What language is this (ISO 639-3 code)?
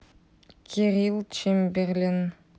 rus